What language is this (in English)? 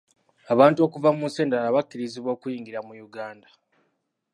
Ganda